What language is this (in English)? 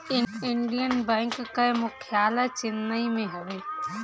Bhojpuri